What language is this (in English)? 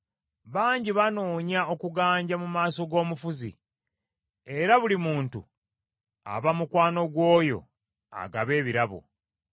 Ganda